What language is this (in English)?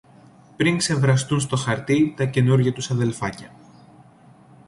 Greek